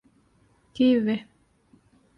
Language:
Divehi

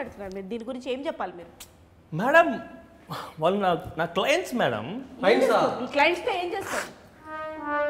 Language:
Telugu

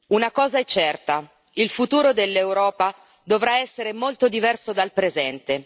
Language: Italian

